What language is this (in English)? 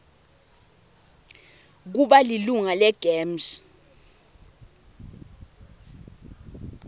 Swati